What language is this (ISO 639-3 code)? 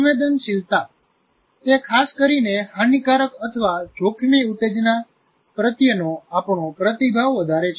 guj